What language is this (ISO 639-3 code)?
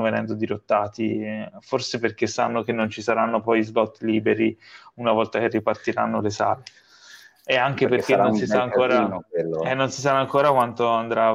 ita